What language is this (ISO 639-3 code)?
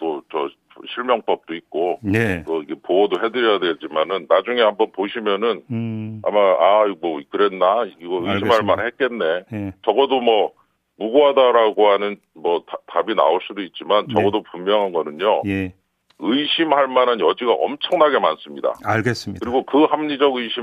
kor